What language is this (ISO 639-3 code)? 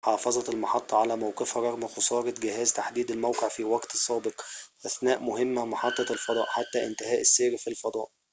ara